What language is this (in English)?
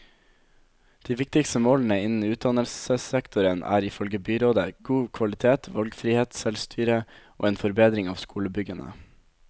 Norwegian